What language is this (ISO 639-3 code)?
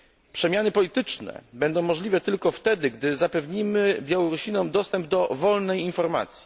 pol